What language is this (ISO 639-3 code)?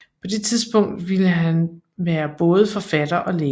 dan